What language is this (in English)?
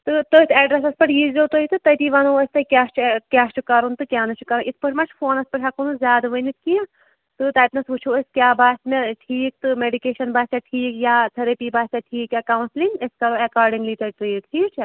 Kashmiri